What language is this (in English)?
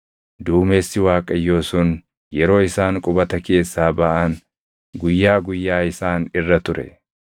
Oromo